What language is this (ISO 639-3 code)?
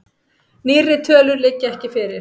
isl